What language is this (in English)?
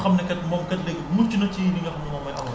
Wolof